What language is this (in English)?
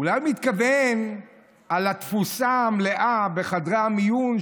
Hebrew